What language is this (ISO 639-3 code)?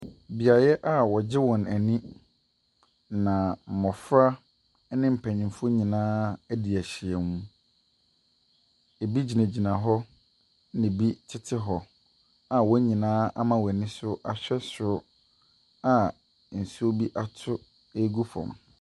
aka